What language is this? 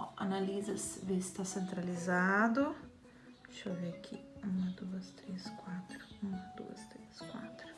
Portuguese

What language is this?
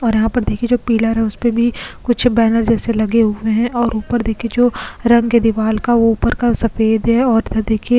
Hindi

